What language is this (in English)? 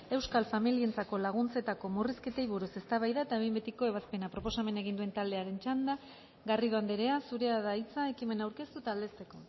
Basque